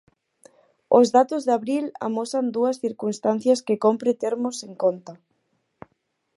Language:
Galician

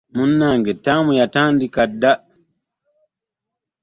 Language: Ganda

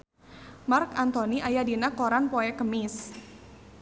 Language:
Sundanese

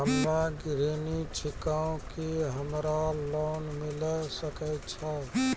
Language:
Maithili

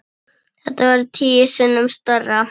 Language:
Icelandic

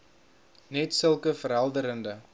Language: Afrikaans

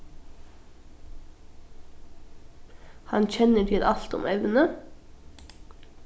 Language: Faroese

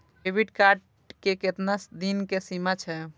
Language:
Maithili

